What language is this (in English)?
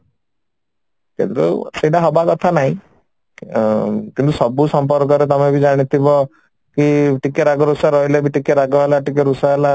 Odia